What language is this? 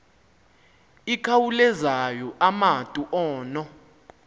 Xhosa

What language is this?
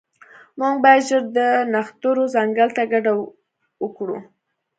Pashto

